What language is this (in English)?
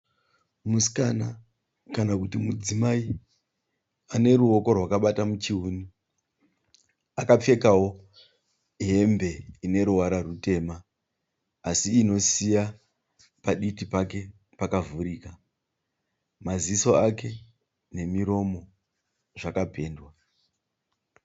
Shona